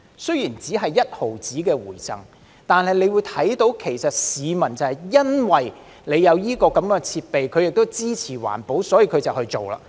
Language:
Cantonese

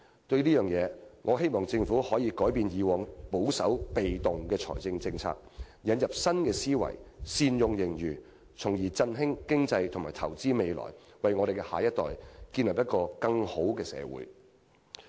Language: Cantonese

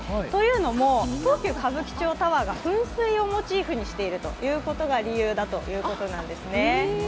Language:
Japanese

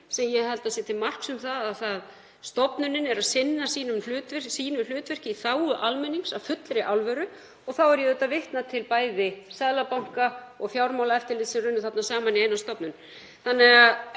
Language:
Icelandic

